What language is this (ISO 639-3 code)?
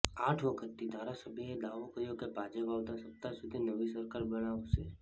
guj